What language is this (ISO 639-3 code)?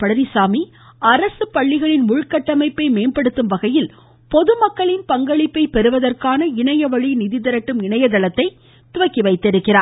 tam